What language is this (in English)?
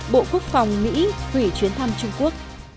Vietnamese